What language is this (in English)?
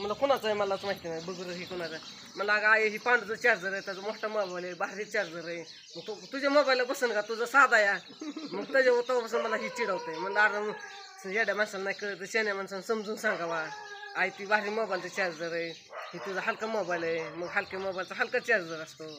Romanian